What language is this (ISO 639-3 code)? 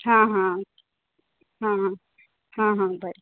kok